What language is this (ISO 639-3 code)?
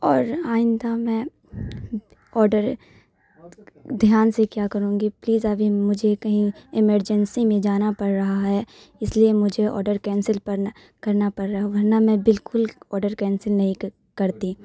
urd